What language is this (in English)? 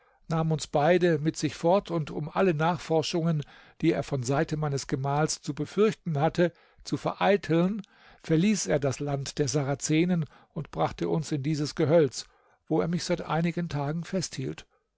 German